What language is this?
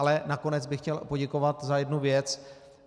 Czech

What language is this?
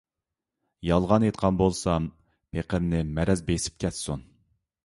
Uyghur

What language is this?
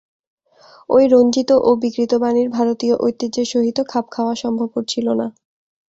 Bangla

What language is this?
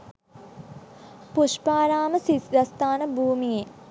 Sinhala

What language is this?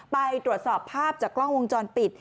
Thai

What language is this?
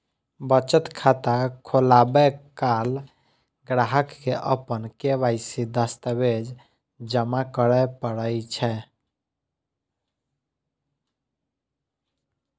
Maithili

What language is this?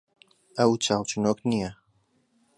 Central Kurdish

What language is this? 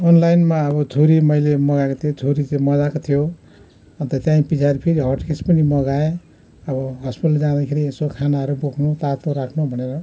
Nepali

